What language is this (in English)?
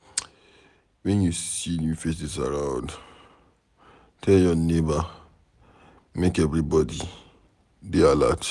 Nigerian Pidgin